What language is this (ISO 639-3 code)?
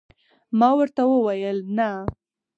pus